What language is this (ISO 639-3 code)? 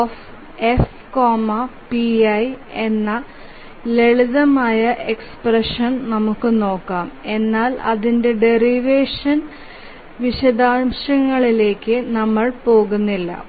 mal